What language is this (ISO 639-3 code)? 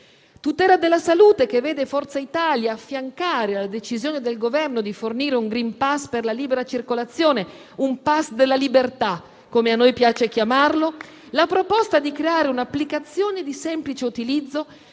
ita